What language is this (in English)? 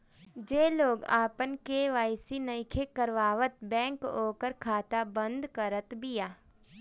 Bhojpuri